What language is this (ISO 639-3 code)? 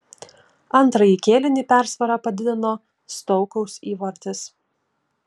lit